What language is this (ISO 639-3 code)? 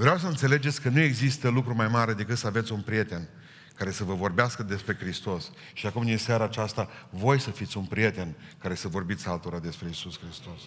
ron